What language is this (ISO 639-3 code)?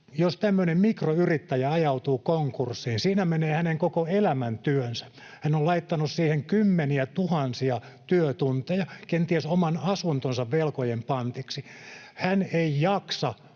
fin